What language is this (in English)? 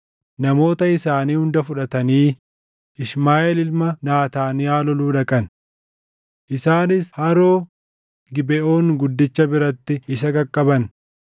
Oromo